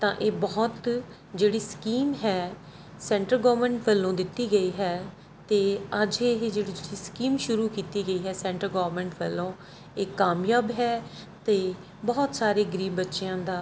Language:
Punjabi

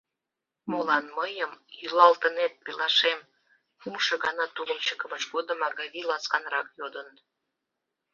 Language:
Mari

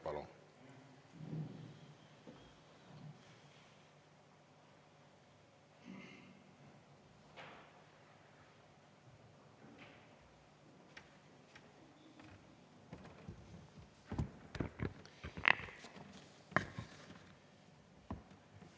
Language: Estonian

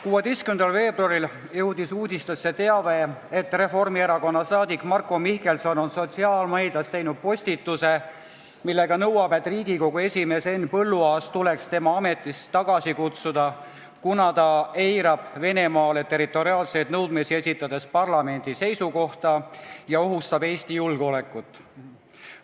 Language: Estonian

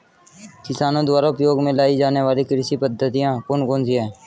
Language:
Hindi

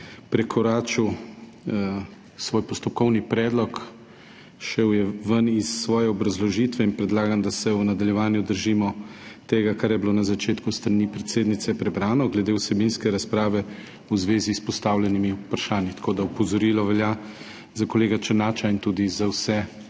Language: Slovenian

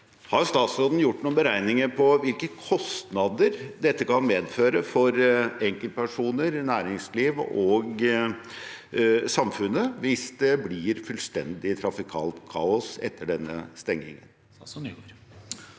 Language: Norwegian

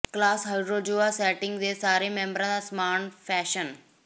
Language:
Punjabi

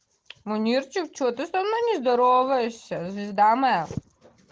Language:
Russian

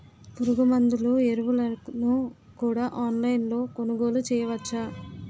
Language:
Telugu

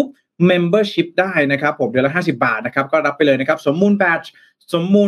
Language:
Thai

